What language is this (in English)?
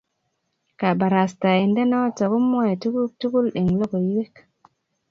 Kalenjin